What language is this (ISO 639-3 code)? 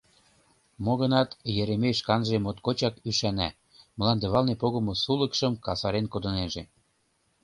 chm